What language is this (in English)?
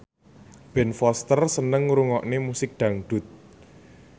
Javanese